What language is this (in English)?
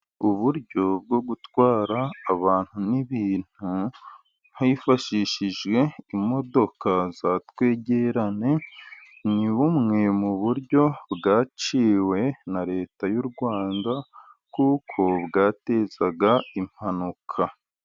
Kinyarwanda